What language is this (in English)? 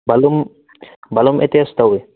Manipuri